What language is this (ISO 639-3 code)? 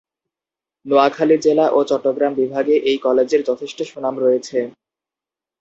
ben